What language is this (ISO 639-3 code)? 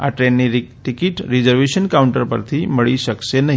guj